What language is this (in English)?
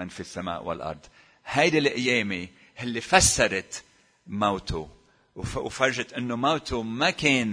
Arabic